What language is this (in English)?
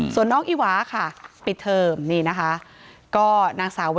Thai